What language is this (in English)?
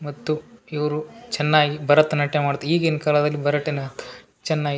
Kannada